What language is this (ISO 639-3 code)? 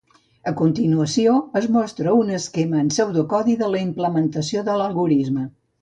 cat